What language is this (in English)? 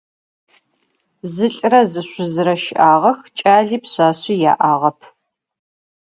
Adyghe